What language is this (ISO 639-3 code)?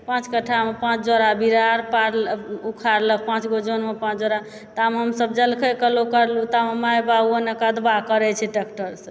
mai